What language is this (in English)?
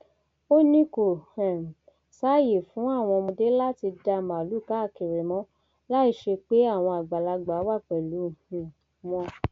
Yoruba